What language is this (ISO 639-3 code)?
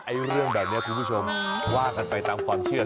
tha